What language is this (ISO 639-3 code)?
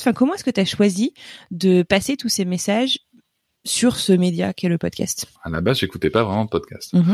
fra